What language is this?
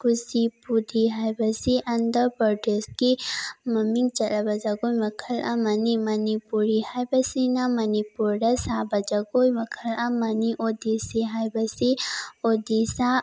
Manipuri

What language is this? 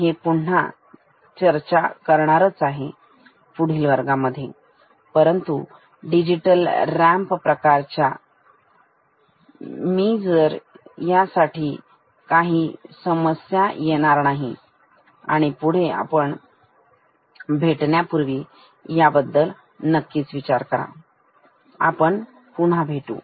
Marathi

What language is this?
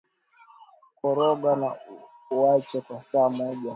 Swahili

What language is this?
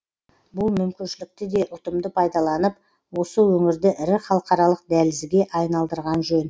Kazakh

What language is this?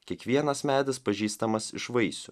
Lithuanian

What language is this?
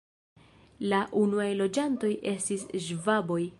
Esperanto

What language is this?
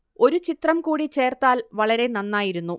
Malayalam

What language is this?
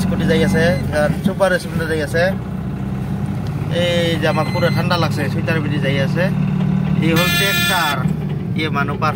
Indonesian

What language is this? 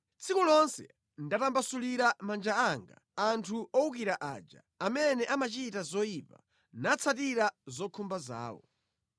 Nyanja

